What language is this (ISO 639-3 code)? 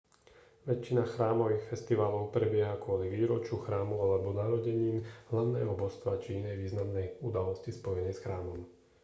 slk